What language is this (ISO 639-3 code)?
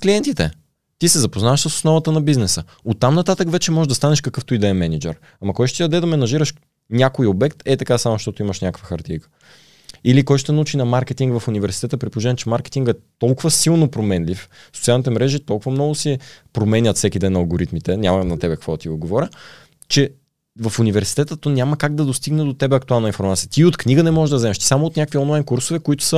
bul